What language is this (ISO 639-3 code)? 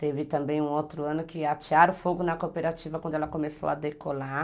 por